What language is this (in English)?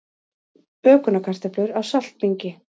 Icelandic